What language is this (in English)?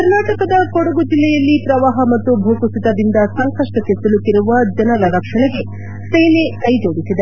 Kannada